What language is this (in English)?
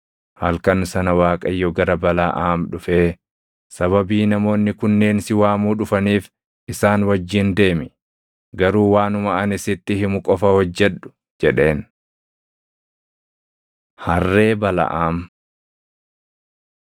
Oromo